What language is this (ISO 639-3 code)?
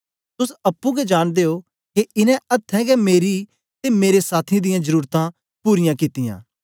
doi